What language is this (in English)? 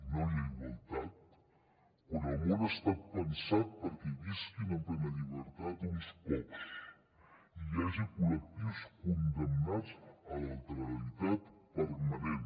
Catalan